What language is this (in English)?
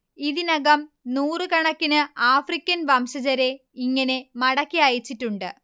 Malayalam